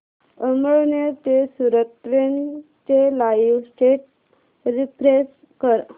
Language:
Marathi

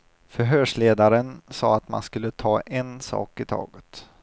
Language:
Swedish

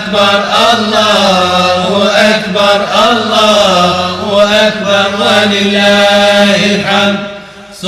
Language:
Arabic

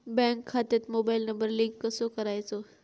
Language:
Marathi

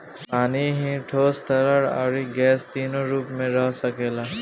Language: Bhojpuri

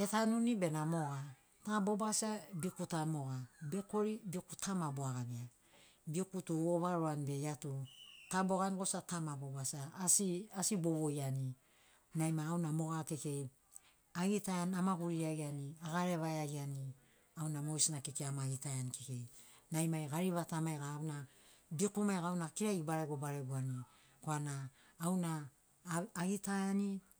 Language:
Sinaugoro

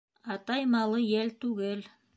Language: Bashkir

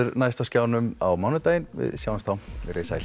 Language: Icelandic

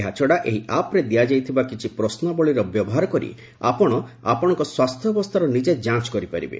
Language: Odia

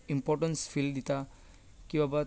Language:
Konkani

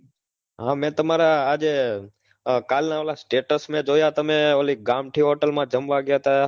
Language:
Gujarati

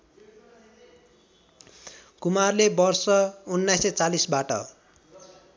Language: Nepali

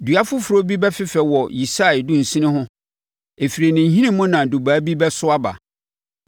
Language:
Akan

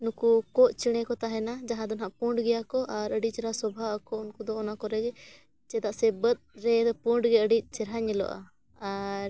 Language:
Santali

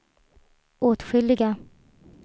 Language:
Swedish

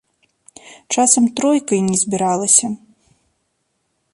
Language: Belarusian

